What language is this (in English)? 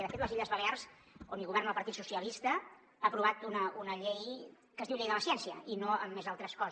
Catalan